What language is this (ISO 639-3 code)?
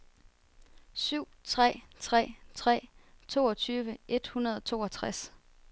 dan